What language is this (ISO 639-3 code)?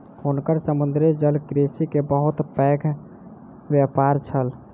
mai